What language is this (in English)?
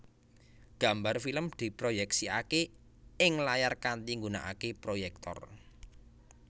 Javanese